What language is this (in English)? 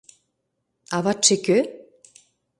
Mari